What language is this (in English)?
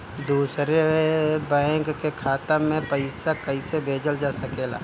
Bhojpuri